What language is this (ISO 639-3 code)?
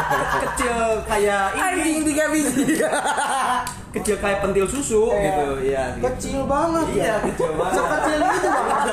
ind